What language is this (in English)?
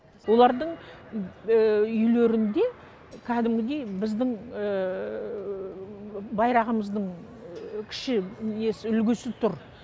Kazakh